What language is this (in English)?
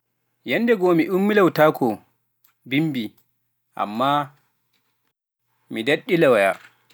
Pular